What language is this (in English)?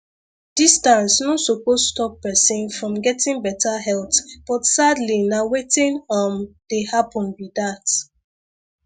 Nigerian Pidgin